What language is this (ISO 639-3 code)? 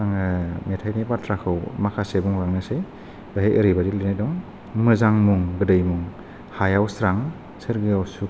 brx